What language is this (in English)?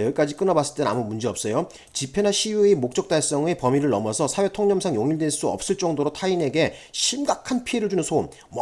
Korean